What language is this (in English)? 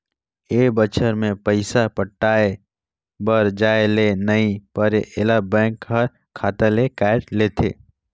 Chhattisgarhi